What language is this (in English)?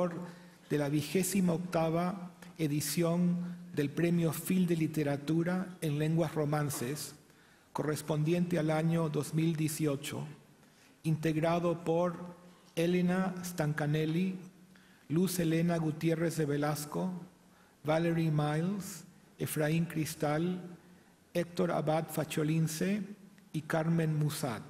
Spanish